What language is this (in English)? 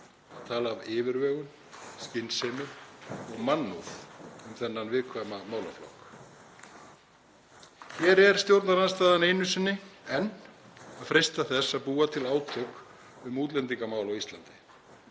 Icelandic